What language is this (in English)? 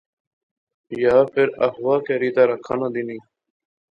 Pahari-Potwari